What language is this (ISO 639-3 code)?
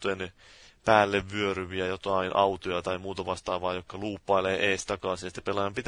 fin